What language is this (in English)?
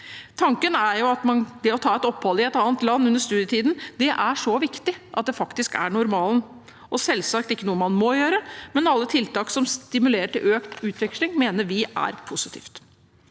Norwegian